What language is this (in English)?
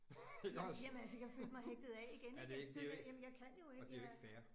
Danish